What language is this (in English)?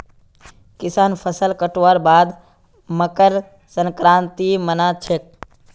Magahi